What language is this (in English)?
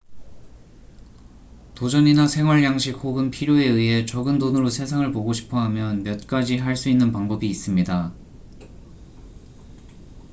Korean